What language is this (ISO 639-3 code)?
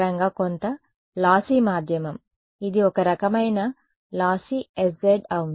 tel